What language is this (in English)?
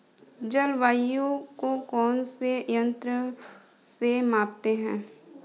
Hindi